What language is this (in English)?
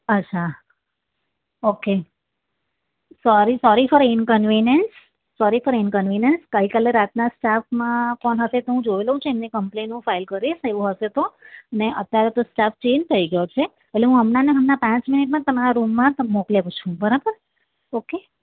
Gujarati